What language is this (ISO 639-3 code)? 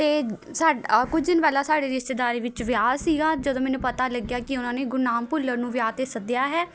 pan